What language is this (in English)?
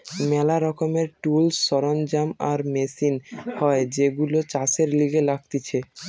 Bangla